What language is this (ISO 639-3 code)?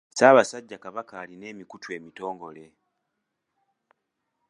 lug